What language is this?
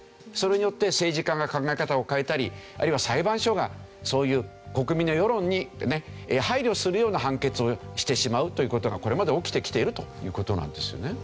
Japanese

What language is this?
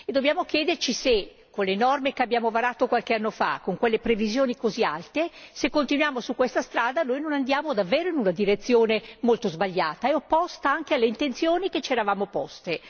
Italian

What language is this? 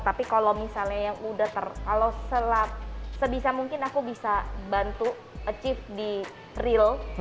Indonesian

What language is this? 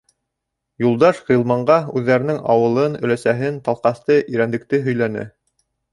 Bashkir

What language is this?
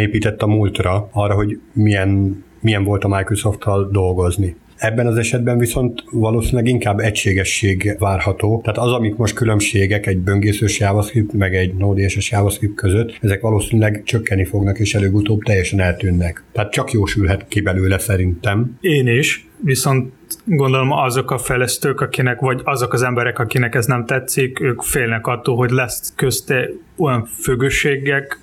Hungarian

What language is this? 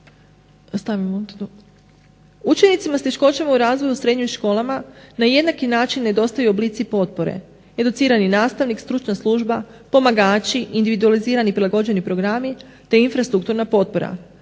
Croatian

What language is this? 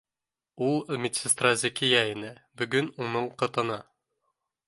Bashkir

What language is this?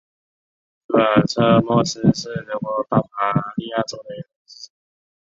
Chinese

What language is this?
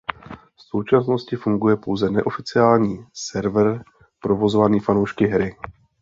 Czech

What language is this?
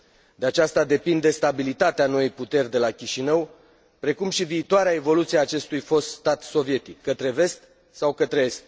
Romanian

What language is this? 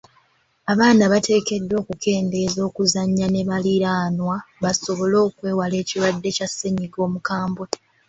Ganda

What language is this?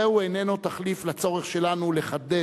Hebrew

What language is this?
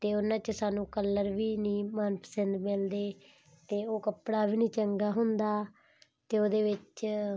Punjabi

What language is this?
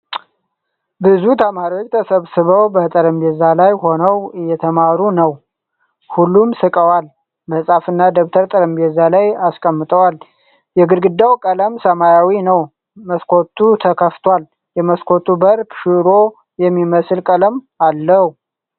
Amharic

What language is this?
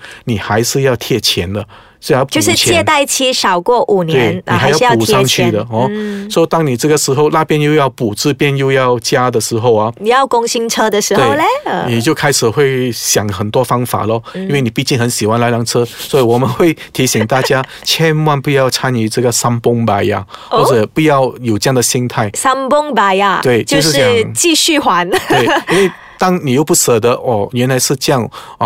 Chinese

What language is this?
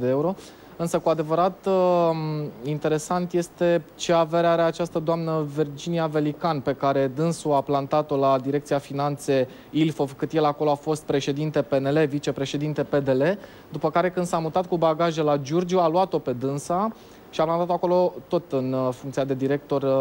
Romanian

